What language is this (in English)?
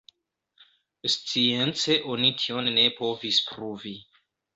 Esperanto